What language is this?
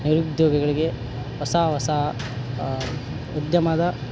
Kannada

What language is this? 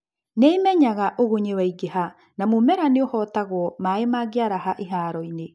Kikuyu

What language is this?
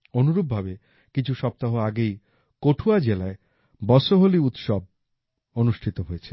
Bangla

